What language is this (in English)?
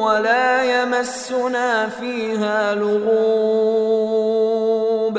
Persian